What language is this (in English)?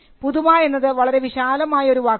Malayalam